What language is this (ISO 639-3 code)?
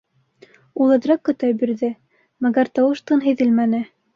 bak